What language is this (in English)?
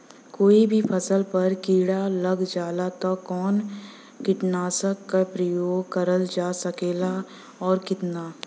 Bhojpuri